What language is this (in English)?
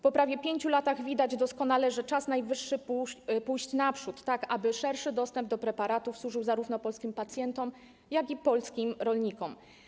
Polish